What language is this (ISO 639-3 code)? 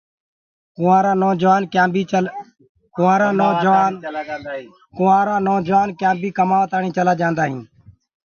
ggg